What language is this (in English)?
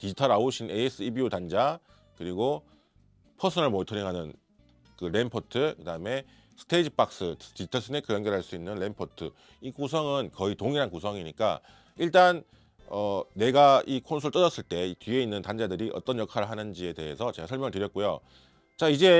Korean